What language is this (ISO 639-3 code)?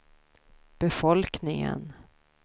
swe